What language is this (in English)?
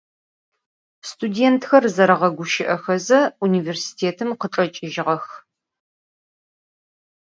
Adyghe